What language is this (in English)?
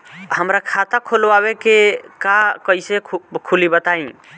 Bhojpuri